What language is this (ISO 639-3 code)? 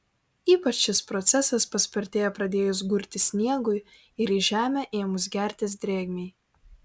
lit